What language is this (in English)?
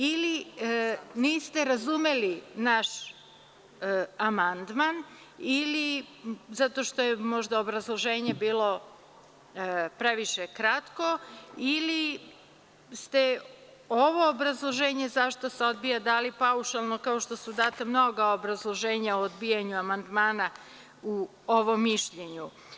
Serbian